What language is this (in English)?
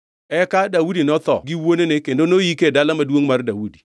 Luo (Kenya and Tanzania)